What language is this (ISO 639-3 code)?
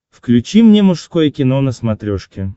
rus